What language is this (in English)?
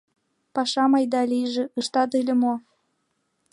Mari